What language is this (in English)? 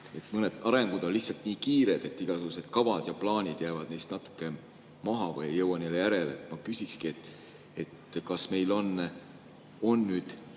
Estonian